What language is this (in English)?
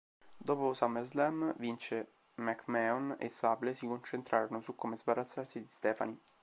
Italian